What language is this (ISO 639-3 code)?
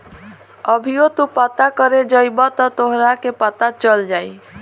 bho